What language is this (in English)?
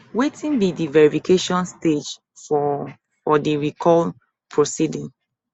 Nigerian Pidgin